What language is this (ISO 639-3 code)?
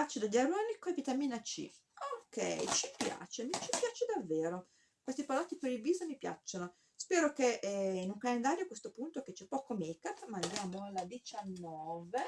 ita